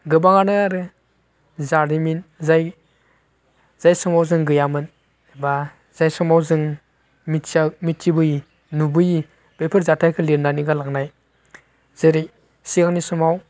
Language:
Bodo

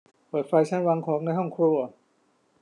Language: Thai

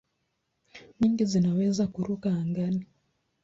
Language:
Swahili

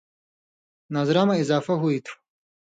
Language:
Indus Kohistani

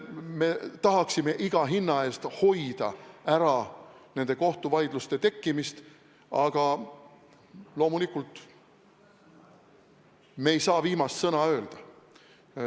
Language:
Estonian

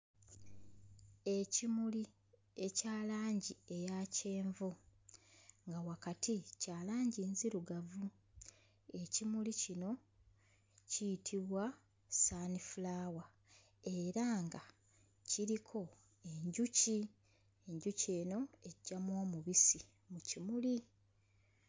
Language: Ganda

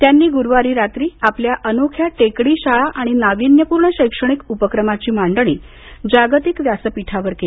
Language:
Marathi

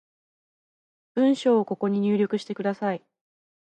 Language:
Japanese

